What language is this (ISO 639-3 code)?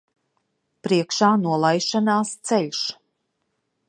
lav